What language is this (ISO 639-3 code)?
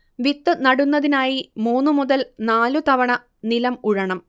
mal